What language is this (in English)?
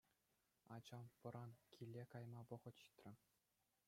Chuvash